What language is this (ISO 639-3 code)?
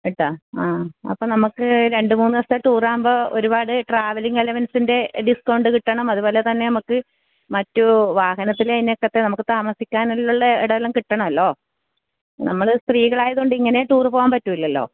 mal